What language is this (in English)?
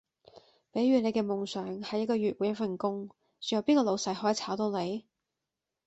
Cantonese